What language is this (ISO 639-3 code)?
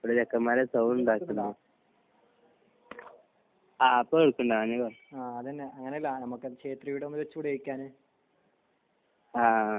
mal